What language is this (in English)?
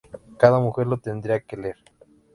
Spanish